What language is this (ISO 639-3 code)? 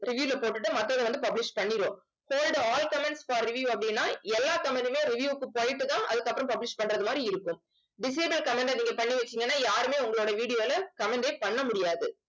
tam